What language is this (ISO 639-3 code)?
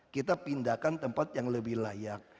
ind